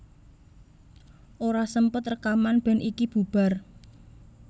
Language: Javanese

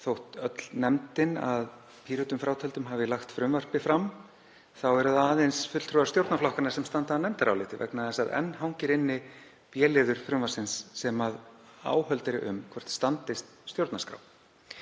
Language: Icelandic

